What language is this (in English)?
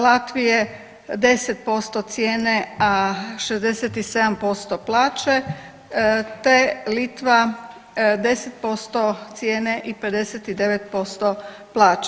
Croatian